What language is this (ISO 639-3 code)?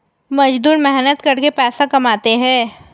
hin